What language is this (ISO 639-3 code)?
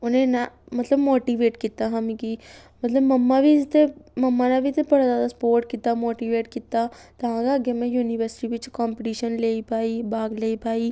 doi